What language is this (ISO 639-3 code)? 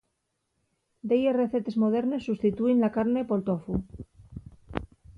ast